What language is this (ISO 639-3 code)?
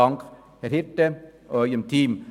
gsw